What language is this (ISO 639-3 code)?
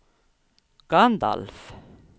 swe